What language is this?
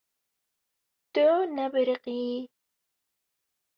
Kurdish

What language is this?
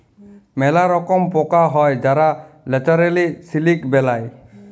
Bangla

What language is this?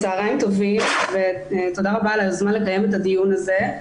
Hebrew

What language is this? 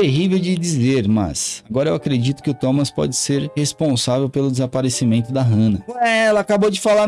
Portuguese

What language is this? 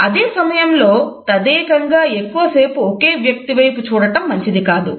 Telugu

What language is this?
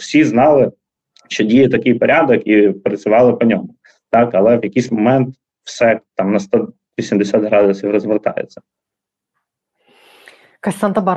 Ukrainian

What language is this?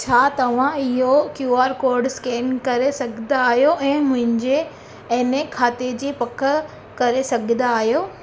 Sindhi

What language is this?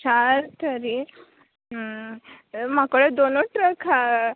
Konkani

